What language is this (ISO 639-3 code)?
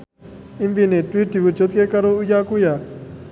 jav